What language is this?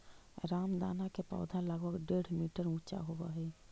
Magahi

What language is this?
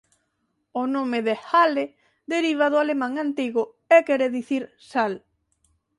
Galician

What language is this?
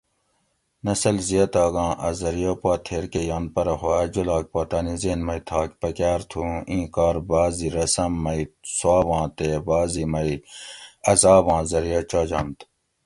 Gawri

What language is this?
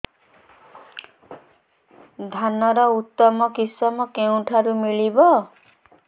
Odia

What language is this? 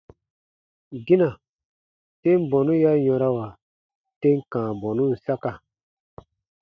Baatonum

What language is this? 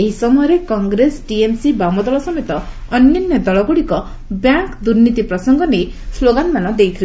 Odia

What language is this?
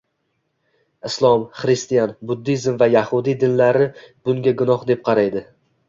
Uzbek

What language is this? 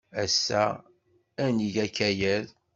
Kabyle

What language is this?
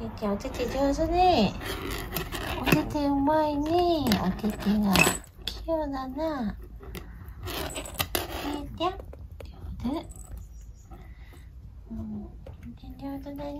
Japanese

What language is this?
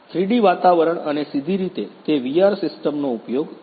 Gujarati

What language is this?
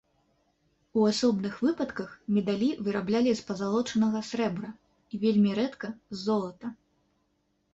Belarusian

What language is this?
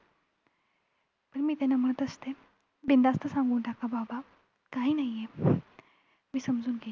Marathi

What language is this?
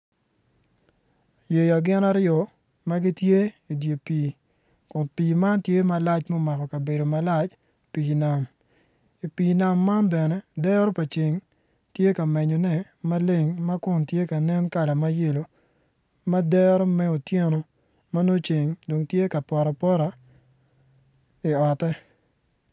Acoli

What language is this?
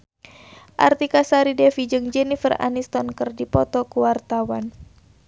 Sundanese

